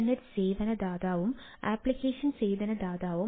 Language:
Malayalam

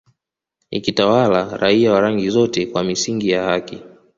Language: Swahili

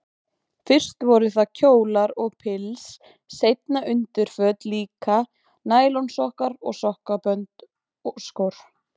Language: Icelandic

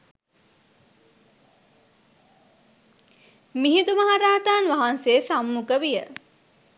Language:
Sinhala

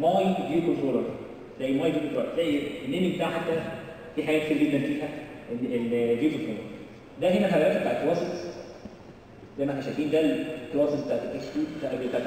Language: Arabic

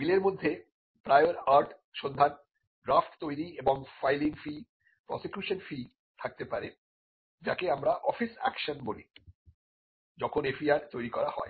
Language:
Bangla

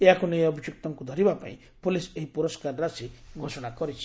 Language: Odia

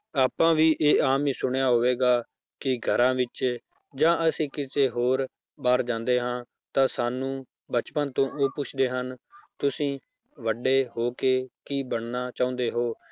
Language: Punjabi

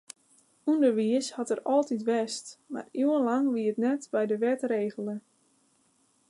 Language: Western Frisian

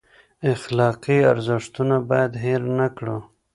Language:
Pashto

